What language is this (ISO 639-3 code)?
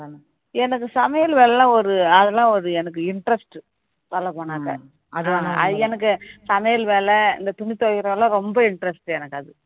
tam